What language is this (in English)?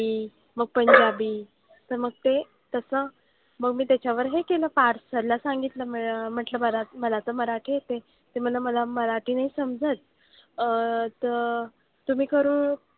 Marathi